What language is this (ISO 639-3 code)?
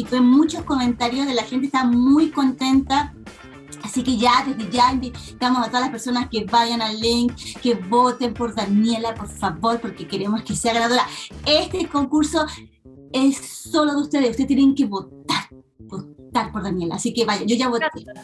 spa